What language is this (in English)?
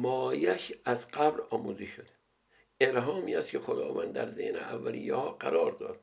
Persian